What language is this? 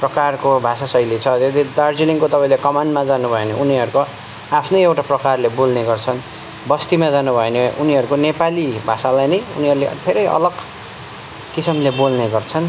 Nepali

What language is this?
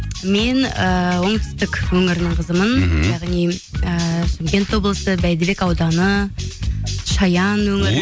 Kazakh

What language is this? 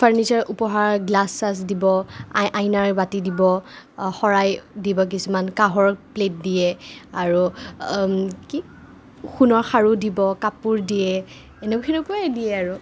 Assamese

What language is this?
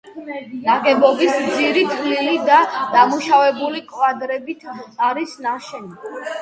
Georgian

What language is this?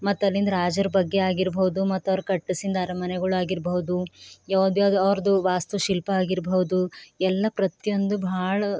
Kannada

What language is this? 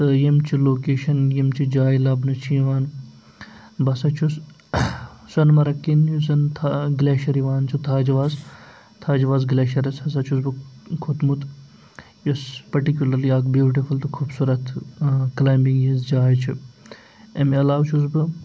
Kashmiri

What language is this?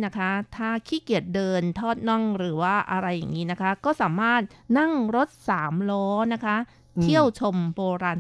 Thai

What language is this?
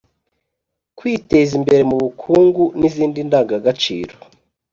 Kinyarwanda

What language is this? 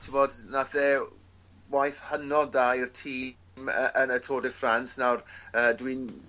Welsh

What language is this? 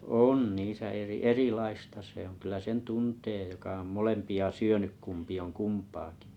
Finnish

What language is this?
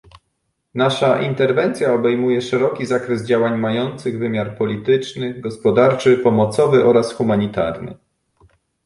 Polish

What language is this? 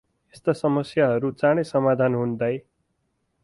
Nepali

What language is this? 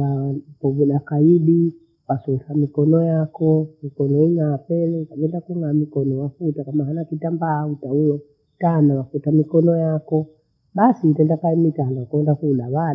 Bondei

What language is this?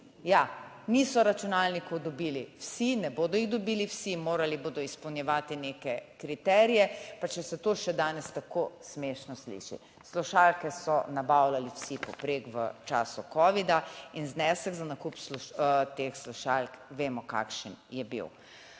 Slovenian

